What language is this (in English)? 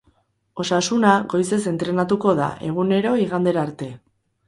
Basque